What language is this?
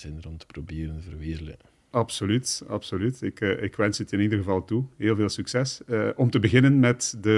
Dutch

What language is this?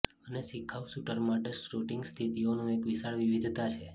Gujarati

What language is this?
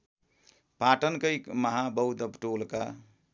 Nepali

